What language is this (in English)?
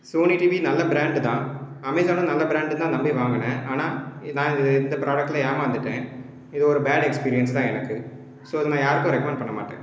Tamil